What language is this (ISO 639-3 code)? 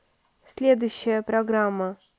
rus